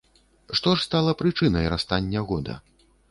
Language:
Belarusian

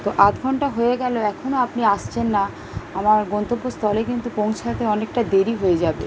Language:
Bangla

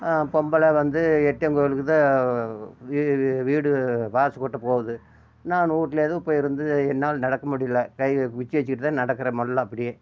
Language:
Tamil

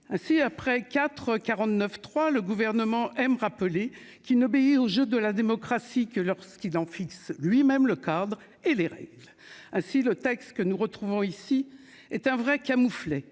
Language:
French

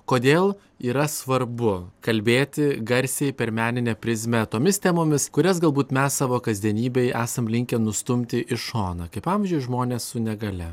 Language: Lithuanian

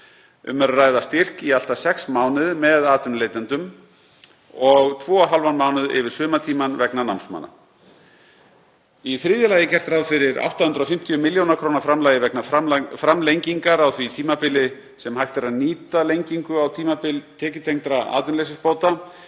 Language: Icelandic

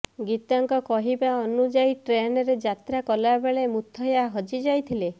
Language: Odia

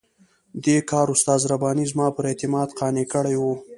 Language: Pashto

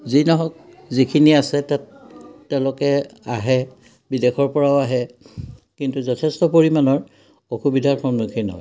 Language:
Assamese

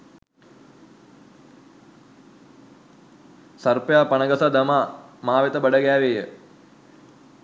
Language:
Sinhala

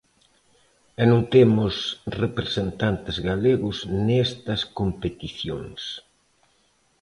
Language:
Galician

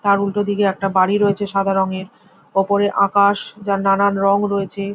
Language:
Bangla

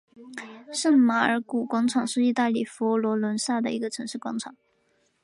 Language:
Chinese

